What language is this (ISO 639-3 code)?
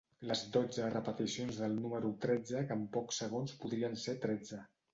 cat